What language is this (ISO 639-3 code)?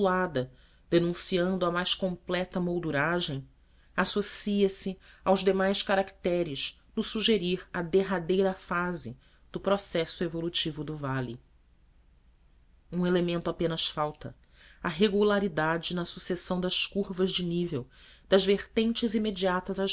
por